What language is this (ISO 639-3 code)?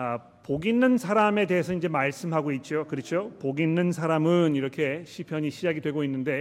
kor